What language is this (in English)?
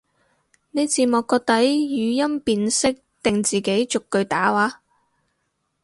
Cantonese